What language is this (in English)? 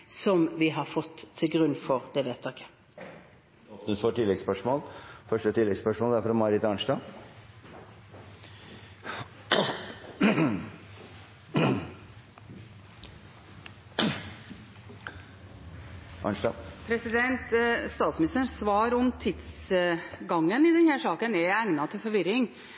Norwegian Bokmål